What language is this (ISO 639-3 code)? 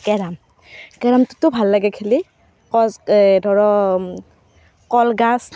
asm